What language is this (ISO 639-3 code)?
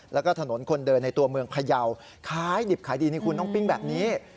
tha